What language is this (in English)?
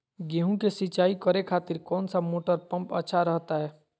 Magahi